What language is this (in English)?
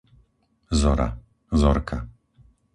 Slovak